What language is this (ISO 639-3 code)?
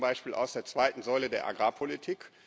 deu